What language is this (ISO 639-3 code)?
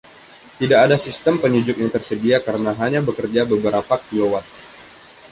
ind